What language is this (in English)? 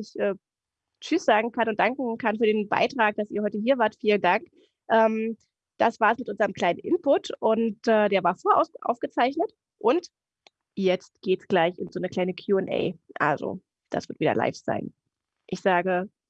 German